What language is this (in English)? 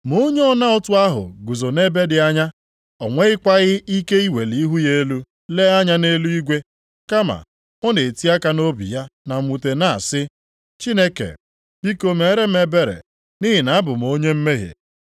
Igbo